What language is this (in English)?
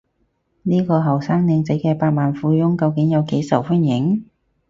Cantonese